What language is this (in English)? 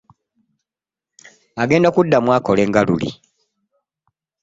Ganda